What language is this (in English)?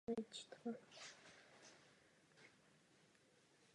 Czech